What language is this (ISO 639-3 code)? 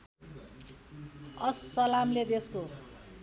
nep